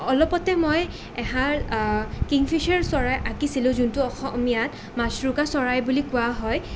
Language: Assamese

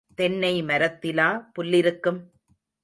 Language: Tamil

